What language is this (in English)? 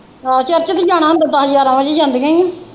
Punjabi